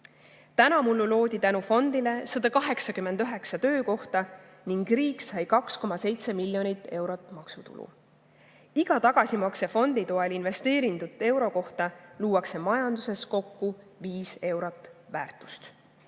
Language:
Estonian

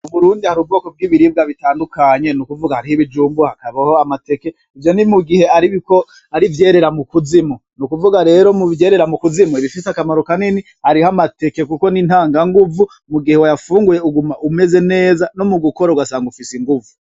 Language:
Rundi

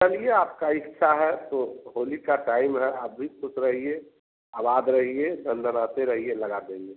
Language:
Hindi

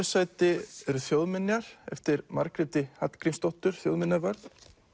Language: Icelandic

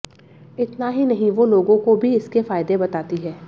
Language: Hindi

